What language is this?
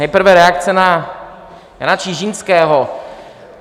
Czech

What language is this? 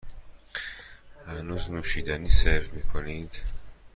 Persian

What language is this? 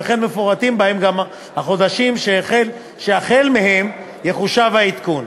Hebrew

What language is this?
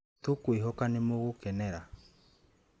Kikuyu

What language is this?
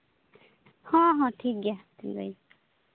Santali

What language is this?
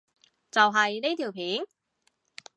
Cantonese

